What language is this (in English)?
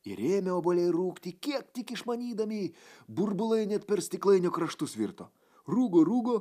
Lithuanian